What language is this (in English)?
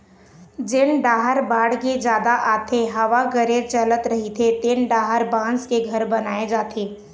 Chhattisgarhi